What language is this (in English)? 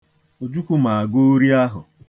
Igbo